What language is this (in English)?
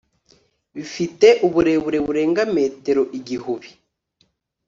Kinyarwanda